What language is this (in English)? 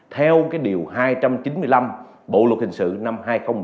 Vietnamese